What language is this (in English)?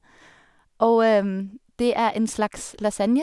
Norwegian